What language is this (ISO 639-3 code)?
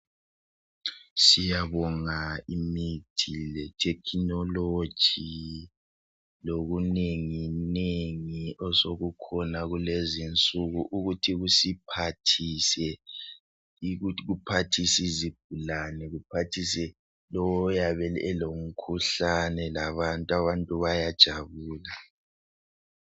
nde